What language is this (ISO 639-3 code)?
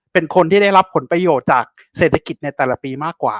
tha